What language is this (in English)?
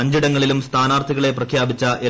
Malayalam